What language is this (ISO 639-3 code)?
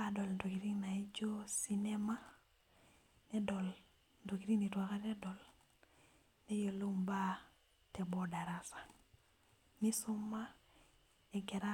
mas